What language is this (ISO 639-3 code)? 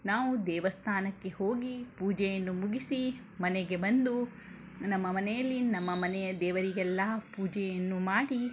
kan